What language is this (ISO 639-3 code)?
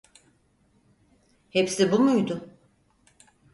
tur